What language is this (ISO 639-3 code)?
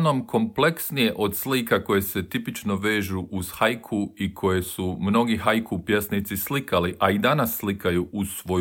hrv